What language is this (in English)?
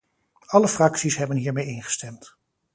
Dutch